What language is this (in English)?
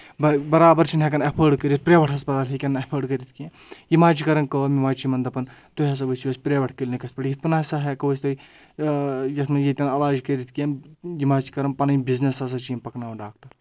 Kashmiri